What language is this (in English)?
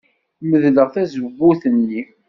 Kabyle